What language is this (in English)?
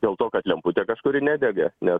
Lithuanian